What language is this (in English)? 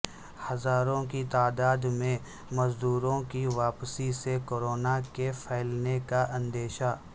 Urdu